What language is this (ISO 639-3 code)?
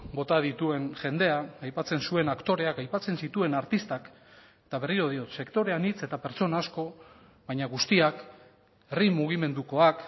eus